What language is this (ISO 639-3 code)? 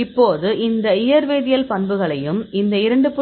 tam